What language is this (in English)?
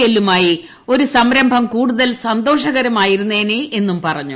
Malayalam